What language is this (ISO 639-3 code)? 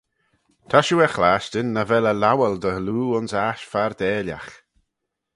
glv